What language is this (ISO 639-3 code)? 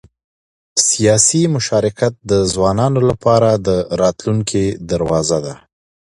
pus